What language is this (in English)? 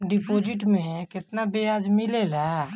Bhojpuri